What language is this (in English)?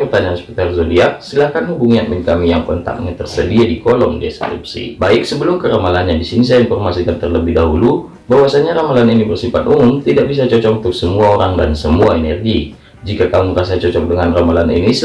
Indonesian